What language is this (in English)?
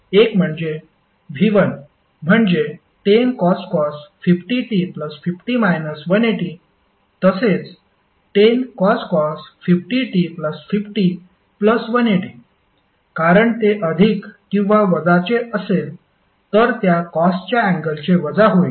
Marathi